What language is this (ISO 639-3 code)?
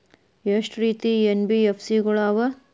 kan